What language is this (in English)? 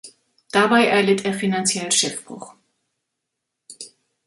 German